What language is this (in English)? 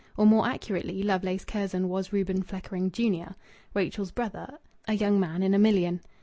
English